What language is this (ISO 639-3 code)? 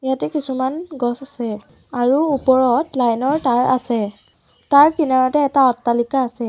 asm